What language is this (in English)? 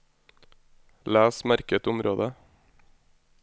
Norwegian